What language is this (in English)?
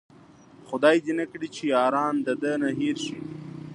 Pashto